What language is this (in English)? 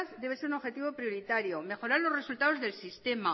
Spanish